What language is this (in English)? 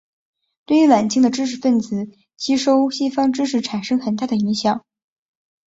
Chinese